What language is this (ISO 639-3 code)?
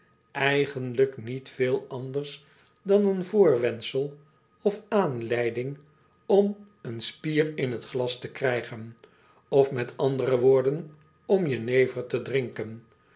nld